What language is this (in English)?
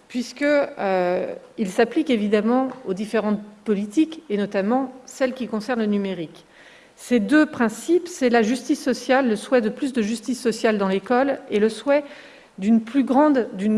French